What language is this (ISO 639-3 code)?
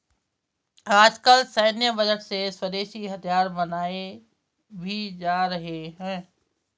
hin